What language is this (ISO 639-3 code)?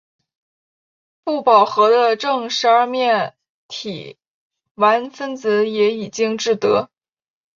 zho